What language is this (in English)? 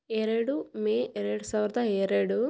Kannada